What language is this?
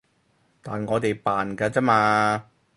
Cantonese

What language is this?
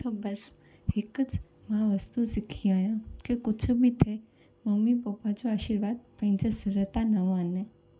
Sindhi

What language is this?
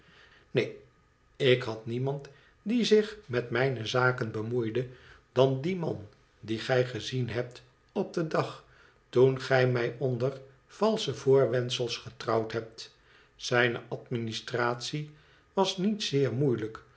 Dutch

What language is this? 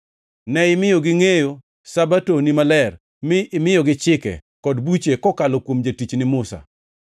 Luo (Kenya and Tanzania)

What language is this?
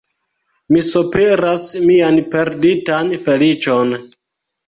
Esperanto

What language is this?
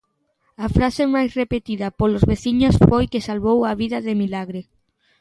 Galician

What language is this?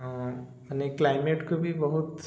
Odia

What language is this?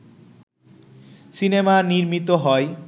Bangla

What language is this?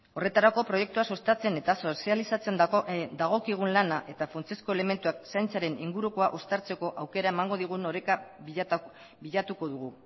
Basque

